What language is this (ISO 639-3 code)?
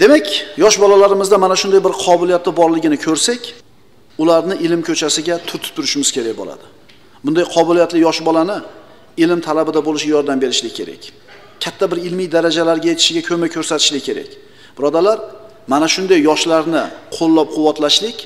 tur